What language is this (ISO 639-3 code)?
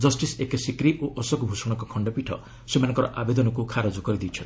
ori